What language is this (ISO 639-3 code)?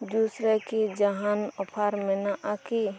sat